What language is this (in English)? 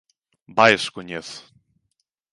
Galician